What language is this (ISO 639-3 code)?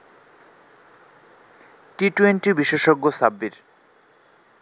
ben